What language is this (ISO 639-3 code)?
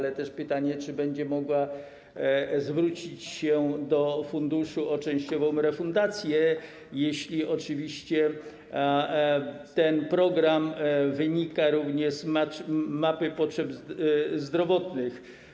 pol